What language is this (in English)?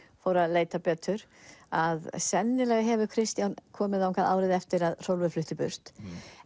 Icelandic